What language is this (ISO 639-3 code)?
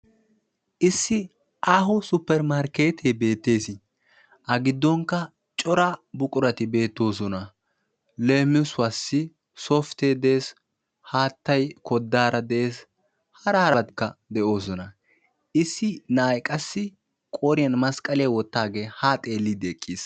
wal